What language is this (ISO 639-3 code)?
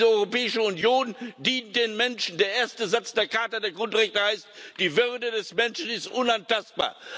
deu